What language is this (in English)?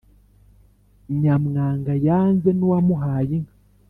Kinyarwanda